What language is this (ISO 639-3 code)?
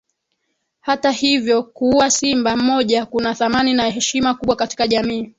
swa